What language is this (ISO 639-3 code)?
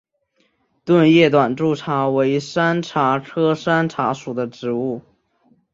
zho